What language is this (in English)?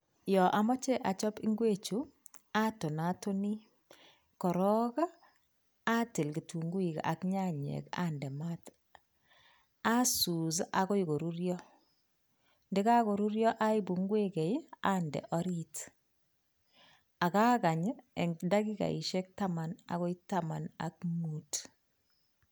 Kalenjin